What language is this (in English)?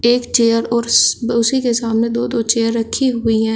Hindi